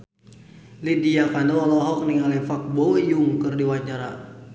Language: Sundanese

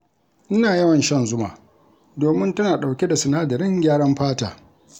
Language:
Hausa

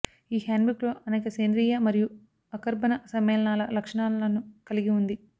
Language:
Telugu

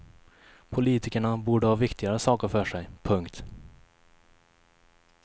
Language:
Swedish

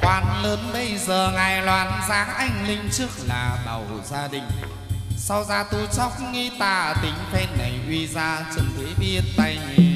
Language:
Vietnamese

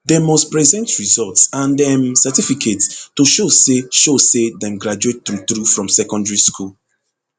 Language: Nigerian Pidgin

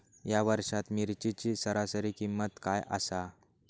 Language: Marathi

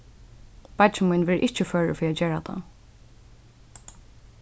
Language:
Faroese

